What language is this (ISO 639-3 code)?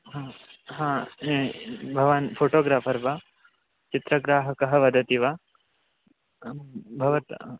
san